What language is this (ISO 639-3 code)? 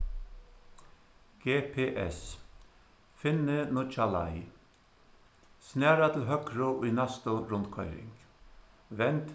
fao